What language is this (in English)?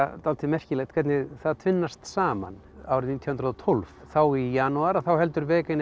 Icelandic